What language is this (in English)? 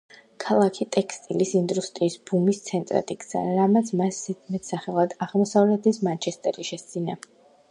Georgian